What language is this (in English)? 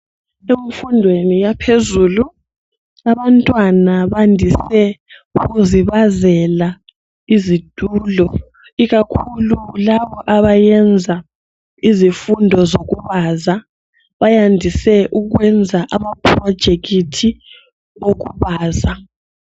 North Ndebele